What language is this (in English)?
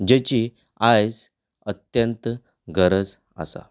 Konkani